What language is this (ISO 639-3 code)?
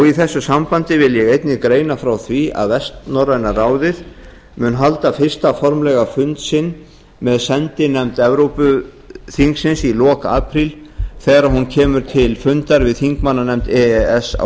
isl